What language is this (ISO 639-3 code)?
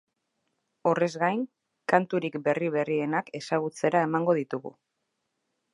eus